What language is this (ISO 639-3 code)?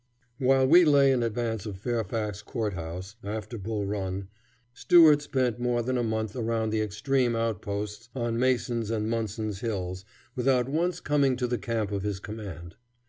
eng